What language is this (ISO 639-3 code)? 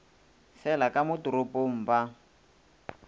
nso